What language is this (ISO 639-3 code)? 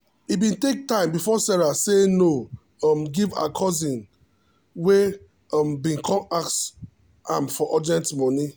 pcm